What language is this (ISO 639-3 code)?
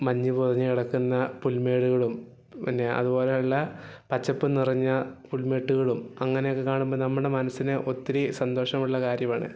mal